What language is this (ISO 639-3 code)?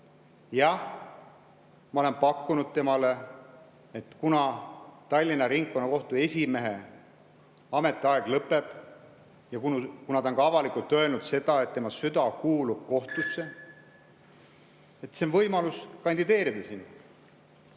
est